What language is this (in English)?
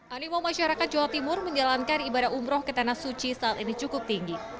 Indonesian